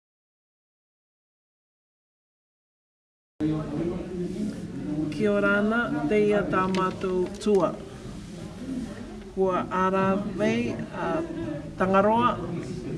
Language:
Māori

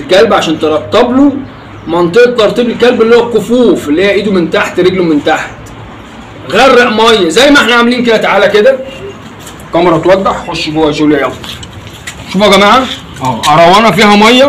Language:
Arabic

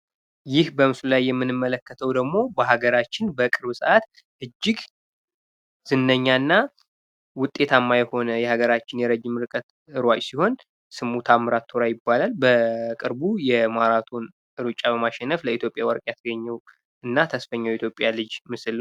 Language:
Amharic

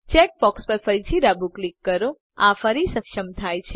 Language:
Gujarati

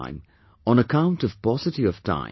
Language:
English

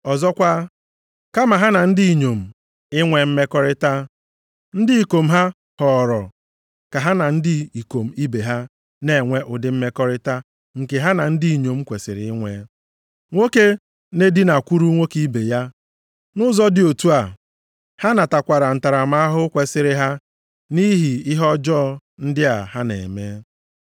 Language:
Igbo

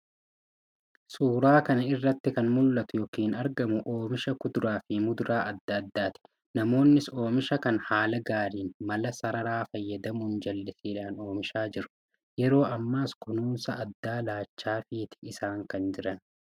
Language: Oromo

